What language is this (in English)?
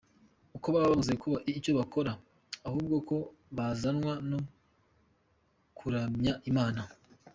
Kinyarwanda